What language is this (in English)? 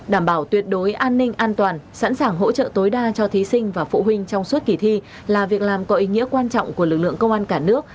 Vietnamese